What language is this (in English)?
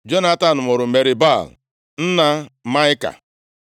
Igbo